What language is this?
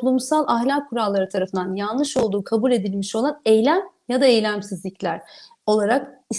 Turkish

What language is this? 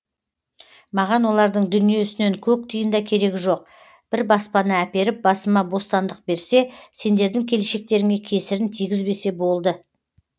Kazakh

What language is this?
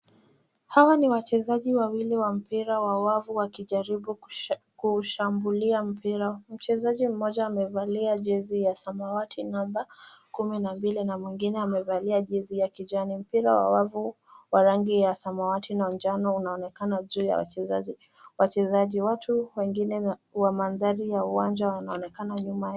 Swahili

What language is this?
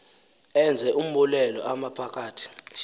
Xhosa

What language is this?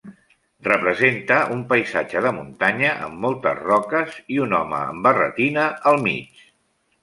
Catalan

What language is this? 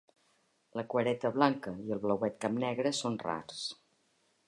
Catalan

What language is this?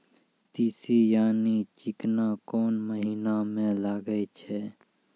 Maithili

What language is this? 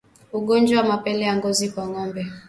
Swahili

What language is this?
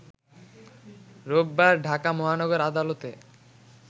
Bangla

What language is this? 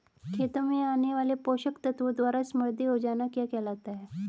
Hindi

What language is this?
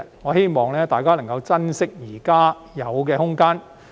Cantonese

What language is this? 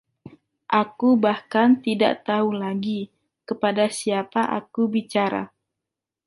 Indonesian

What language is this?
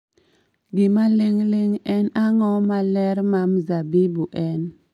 Luo (Kenya and Tanzania)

